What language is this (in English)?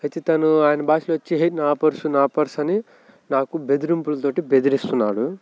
Telugu